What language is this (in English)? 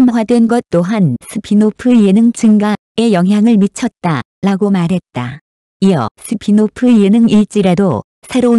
Korean